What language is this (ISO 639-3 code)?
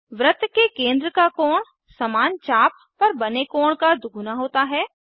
hin